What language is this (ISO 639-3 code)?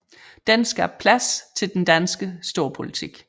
dan